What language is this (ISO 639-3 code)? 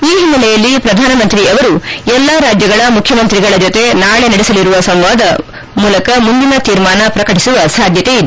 kan